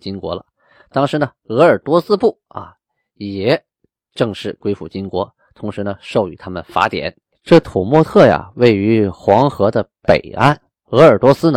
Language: Chinese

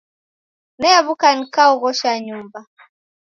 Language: Taita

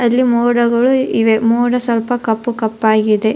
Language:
Kannada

